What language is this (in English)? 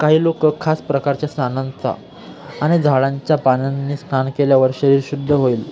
Marathi